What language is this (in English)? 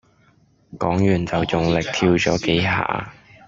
Cantonese